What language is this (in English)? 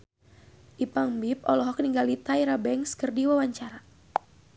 Sundanese